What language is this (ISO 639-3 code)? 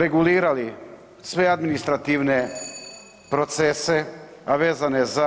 hrv